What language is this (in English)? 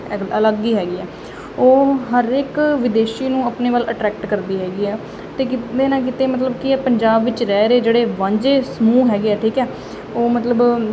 Punjabi